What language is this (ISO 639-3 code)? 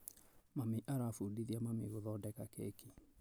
kik